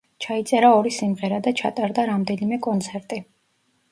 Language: Georgian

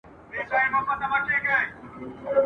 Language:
Pashto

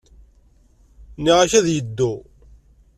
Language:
Kabyle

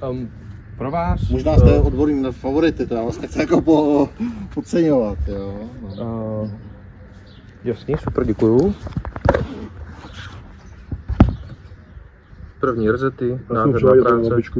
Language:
Czech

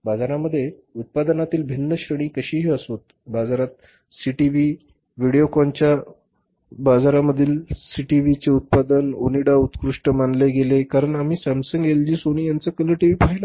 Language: Marathi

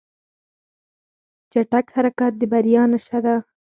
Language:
Pashto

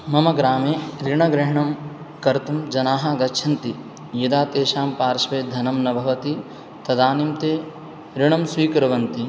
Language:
Sanskrit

